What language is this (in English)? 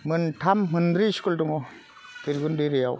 Bodo